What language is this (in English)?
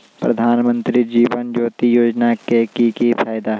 Magahi